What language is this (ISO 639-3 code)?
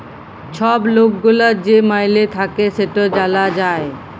ben